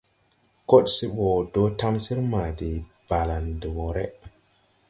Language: Tupuri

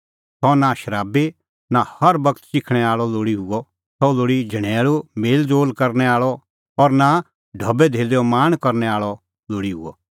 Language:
Kullu Pahari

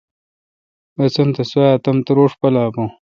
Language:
Kalkoti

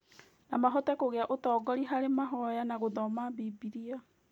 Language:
Kikuyu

